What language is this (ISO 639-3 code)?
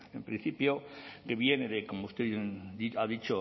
spa